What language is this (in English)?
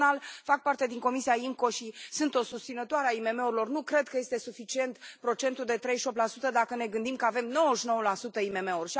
Romanian